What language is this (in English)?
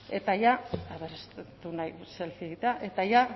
Basque